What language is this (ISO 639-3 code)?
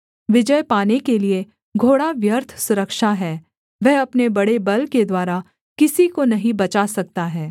hin